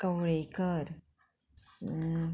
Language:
Konkani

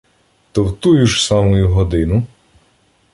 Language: Ukrainian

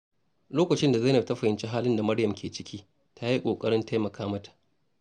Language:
Hausa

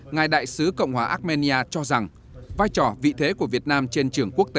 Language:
Vietnamese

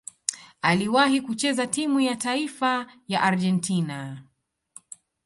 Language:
Swahili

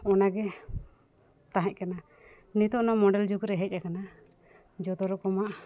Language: Santali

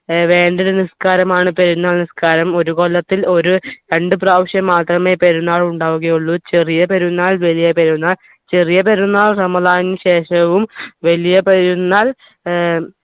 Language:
Malayalam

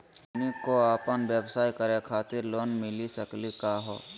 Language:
Magahi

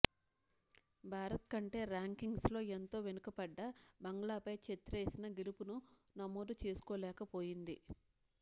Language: Telugu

